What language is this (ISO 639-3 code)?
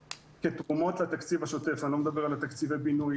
heb